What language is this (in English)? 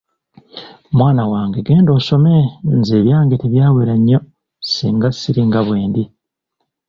Ganda